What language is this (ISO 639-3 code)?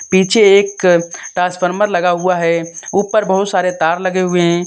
hin